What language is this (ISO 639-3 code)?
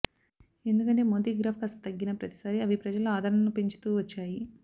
tel